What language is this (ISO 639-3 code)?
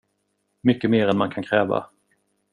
swe